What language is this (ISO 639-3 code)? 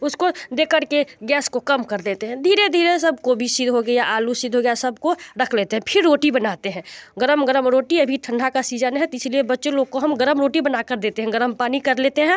hin